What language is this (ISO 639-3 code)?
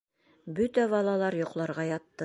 bak